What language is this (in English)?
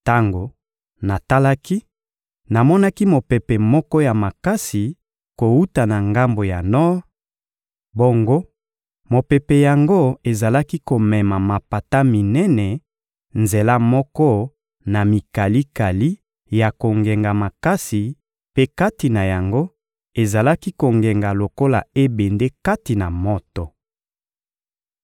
Lingala